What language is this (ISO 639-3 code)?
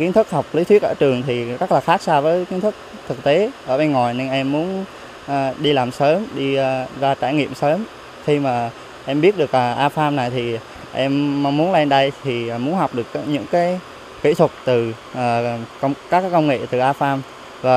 vie